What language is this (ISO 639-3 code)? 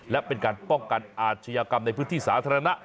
tha